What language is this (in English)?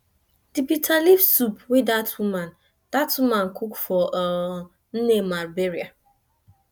Nigerian Pidgin